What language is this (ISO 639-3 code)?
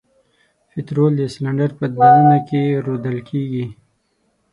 pus